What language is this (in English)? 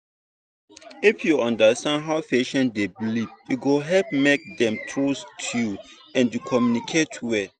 Nigerian Pidgin